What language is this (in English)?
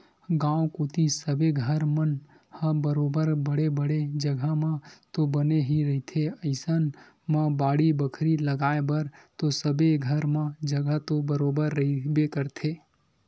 Chhattisgarhi